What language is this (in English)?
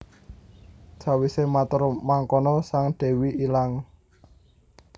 Javanese